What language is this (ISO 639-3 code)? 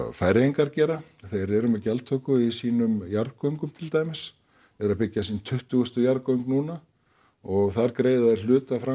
isl